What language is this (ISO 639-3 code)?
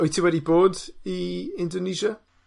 cym